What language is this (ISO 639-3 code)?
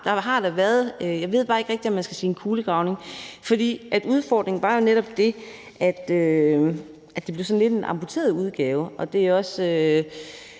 dan